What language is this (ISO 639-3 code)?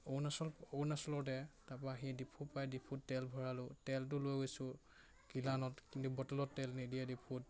asm